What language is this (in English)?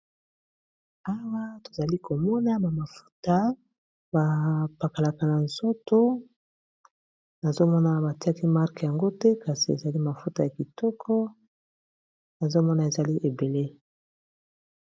Lingala